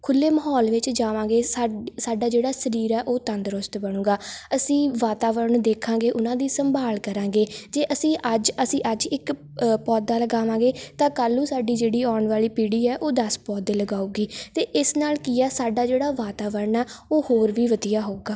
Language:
Punjabi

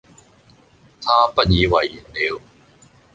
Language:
Cantonese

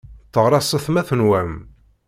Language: Kabyle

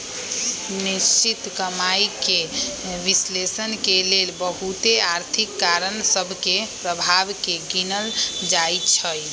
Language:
Magahi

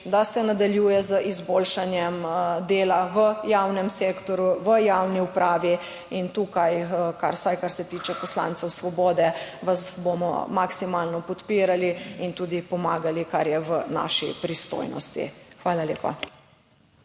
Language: Slovenian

